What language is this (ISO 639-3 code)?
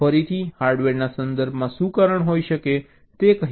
guj